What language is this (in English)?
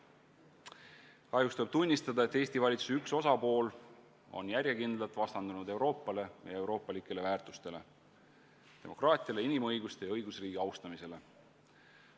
Estonian